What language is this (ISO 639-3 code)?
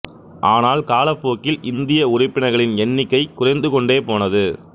tam